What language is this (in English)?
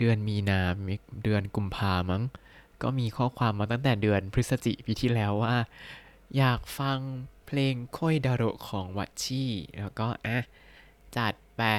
Thai